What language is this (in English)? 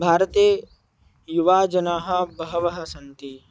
Sanskrit